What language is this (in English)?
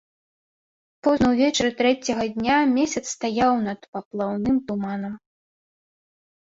Belarusian